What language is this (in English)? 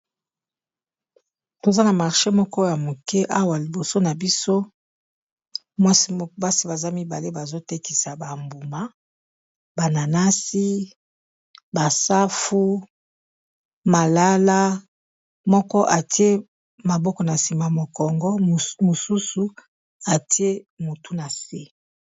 Lingala